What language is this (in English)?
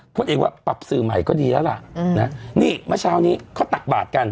Thai